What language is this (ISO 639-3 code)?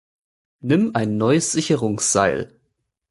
deu